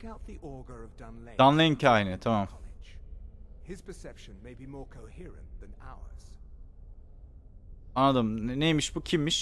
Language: Turkish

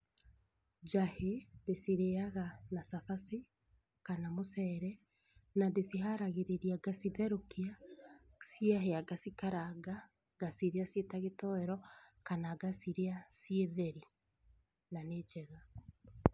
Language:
Kikuyu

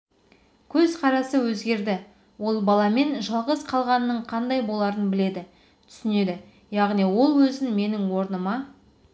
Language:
Kazakh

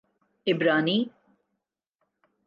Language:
Urdu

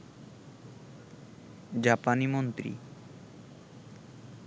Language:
Bangla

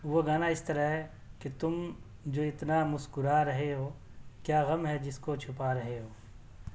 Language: Urdu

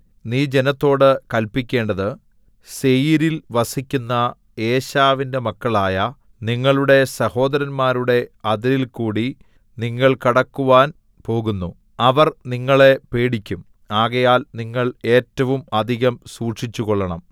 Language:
Malayalam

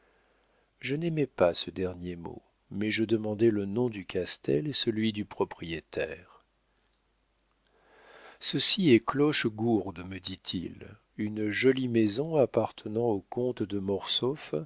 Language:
French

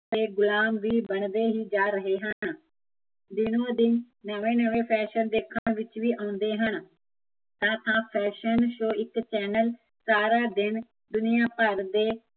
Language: Punjabi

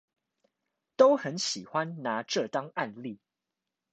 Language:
Chinese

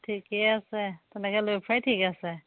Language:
Assamese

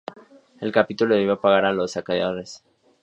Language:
Spanish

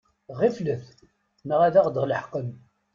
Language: Kabyle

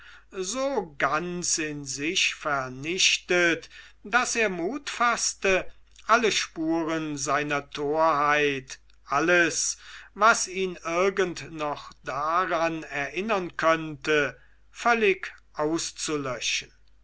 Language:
German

